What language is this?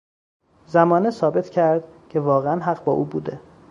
Persian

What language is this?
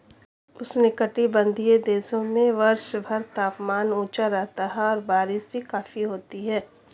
Hindi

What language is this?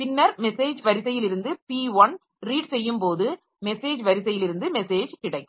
Tamil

